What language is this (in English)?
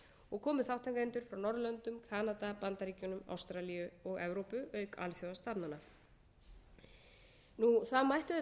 Icelandic